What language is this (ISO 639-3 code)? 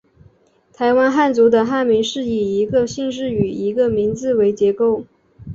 zho